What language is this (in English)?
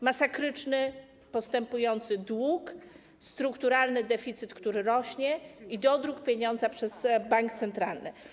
Polish